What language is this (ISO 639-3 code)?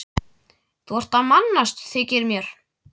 isl